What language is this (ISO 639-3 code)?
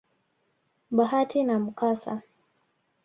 swa